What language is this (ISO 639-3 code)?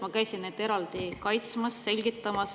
est